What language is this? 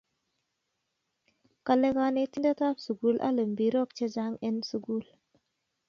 Kalenjin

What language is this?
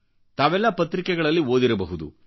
Kannada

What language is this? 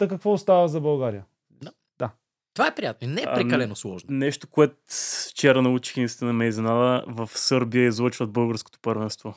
Bulgarian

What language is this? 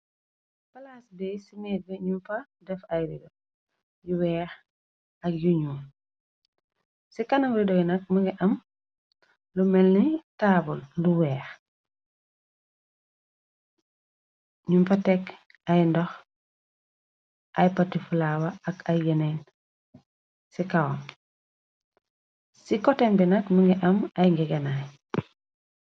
Wolof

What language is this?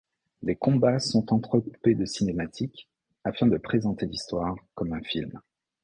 French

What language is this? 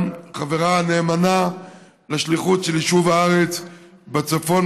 Hebrew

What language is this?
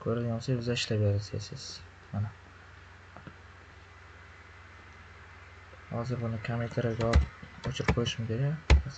Turkish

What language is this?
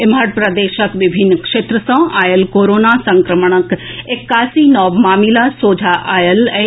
Maithili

